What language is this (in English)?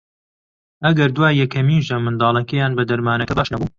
Central Kurdish